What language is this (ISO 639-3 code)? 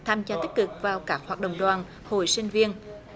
vie